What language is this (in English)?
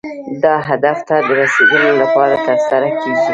Pashto